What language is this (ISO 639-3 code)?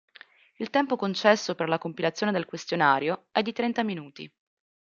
ita